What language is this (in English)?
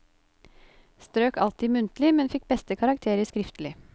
Norwegian